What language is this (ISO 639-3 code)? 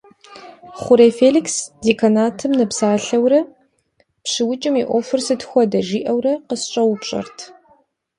kbd